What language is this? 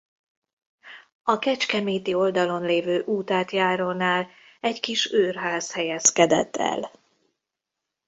Hungarian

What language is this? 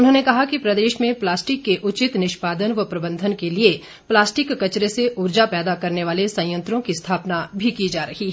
Hindi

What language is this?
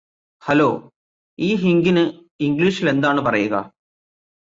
Malayalam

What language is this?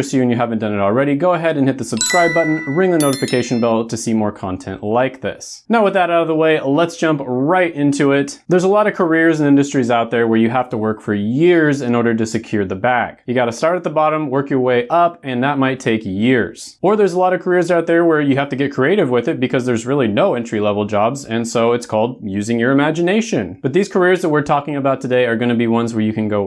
English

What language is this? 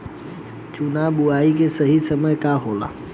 Bhojpuri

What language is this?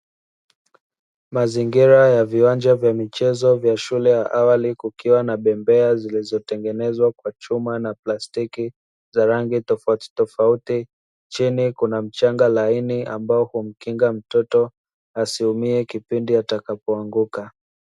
Swahili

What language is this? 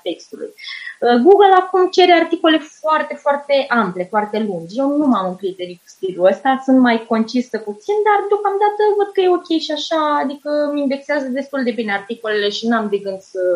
Romanian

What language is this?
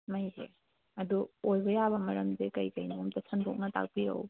Manipuri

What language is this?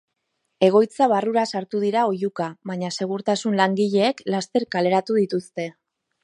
Basque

